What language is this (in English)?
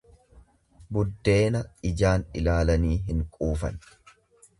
Oromo